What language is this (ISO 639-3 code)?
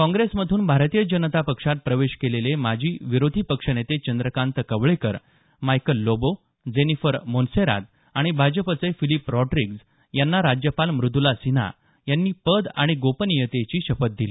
mar